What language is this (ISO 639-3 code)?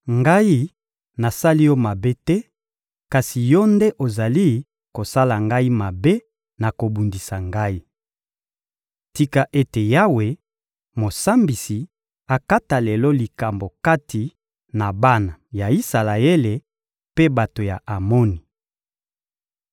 lin